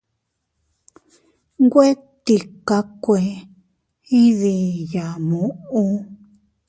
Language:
Teutila Cuicatec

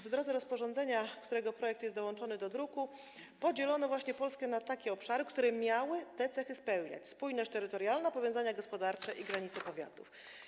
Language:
Polish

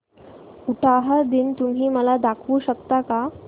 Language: Marathi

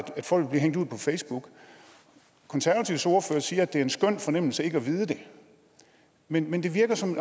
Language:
Danish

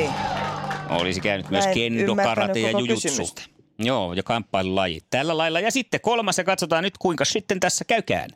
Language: Finnish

